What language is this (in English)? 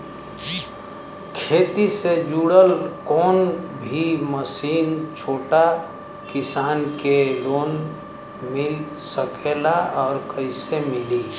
Bhojpuri